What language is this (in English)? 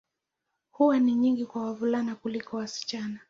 Swahili